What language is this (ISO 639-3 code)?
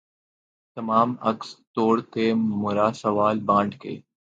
urd